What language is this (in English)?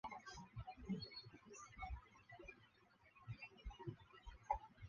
Chinese